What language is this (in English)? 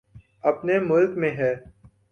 Urdu